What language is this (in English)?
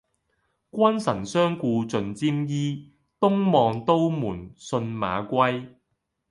Cantonese